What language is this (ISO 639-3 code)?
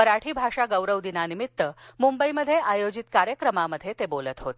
mar